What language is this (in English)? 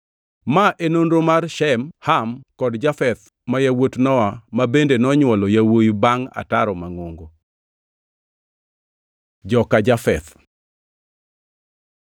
Luo (Kenya and Tanzania)